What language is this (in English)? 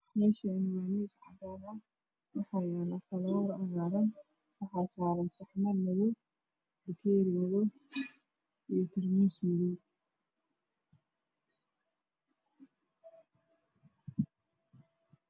Somali